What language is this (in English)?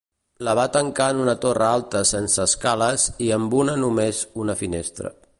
Catalan